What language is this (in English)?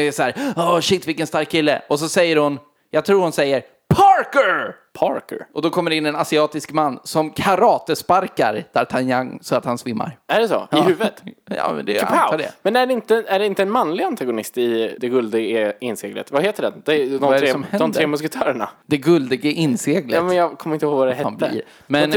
Swedish